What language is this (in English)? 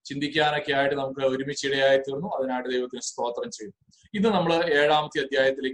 Malayalam